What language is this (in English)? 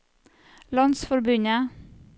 Norwegian